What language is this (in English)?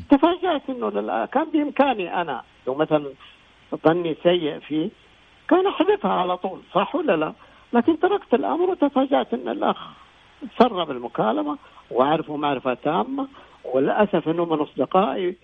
Arabic